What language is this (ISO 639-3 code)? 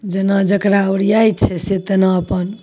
mai